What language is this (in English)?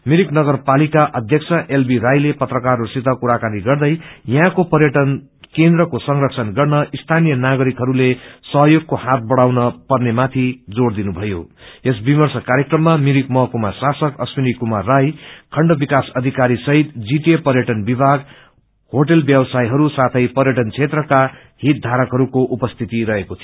Nepali